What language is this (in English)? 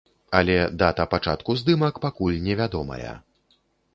Belarusian